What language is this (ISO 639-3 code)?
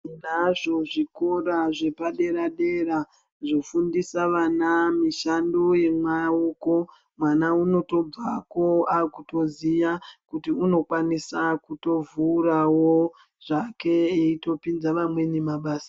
ndc